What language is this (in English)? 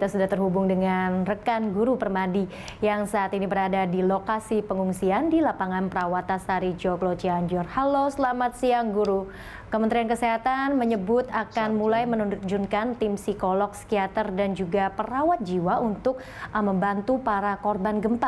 Indonesian